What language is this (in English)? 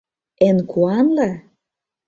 Mari